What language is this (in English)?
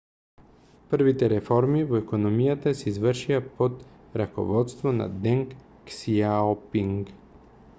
Macedonian